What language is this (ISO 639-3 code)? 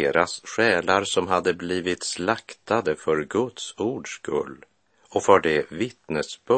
swe